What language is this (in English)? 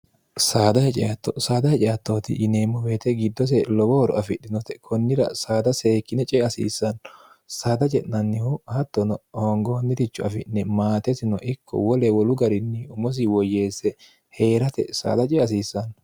Sidamo